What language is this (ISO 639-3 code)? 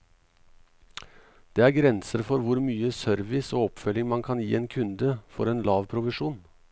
nor